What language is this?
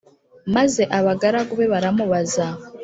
Kinyarwanda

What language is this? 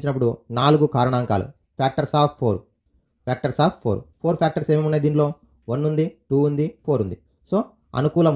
Telugu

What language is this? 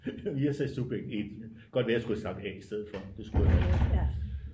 Danish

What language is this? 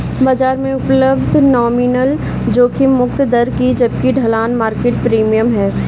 Hindi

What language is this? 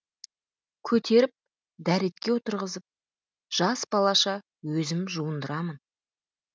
Kazakh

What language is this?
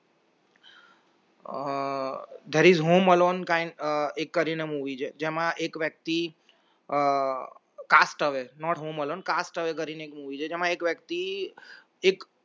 Gujarati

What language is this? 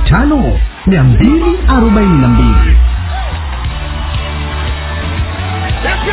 Swahili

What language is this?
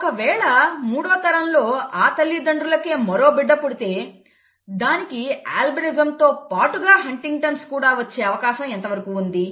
Telugu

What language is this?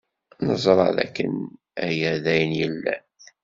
Kabyle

